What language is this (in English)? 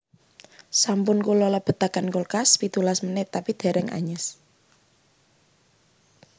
Javanese